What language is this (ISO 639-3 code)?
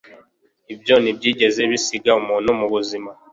kin